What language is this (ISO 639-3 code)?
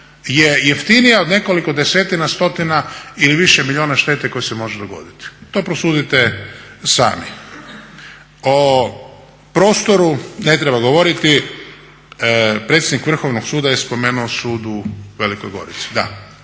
hrv